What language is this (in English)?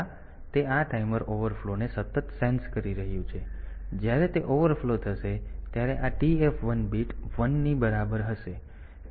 Gujarati